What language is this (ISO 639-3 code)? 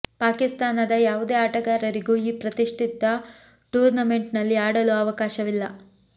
kan